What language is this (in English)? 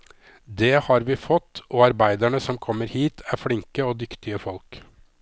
Norwegian